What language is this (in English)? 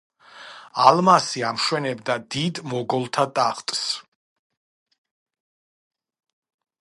Georgian